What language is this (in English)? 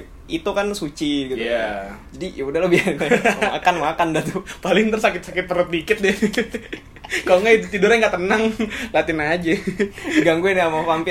Indonesian